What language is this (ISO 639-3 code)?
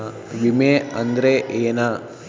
kan